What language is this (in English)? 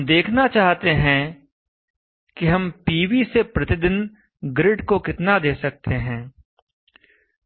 Hindi